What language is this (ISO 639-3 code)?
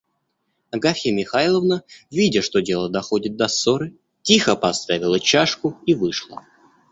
rus